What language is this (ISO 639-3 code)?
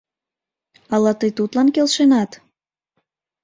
chm